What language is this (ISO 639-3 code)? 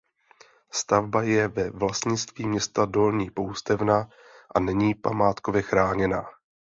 ces